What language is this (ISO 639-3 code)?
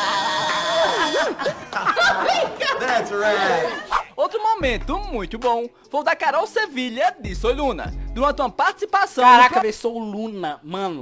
por